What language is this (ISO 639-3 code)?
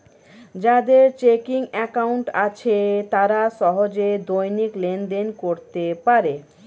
ben